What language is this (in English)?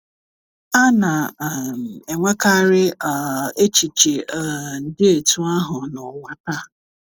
Igbo